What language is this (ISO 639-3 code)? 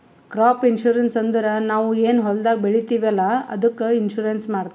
kan